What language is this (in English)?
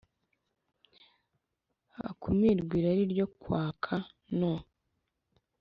Kinyarwanda